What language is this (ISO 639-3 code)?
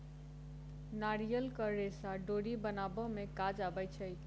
mai